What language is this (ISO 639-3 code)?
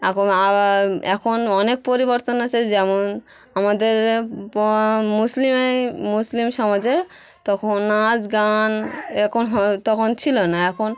ben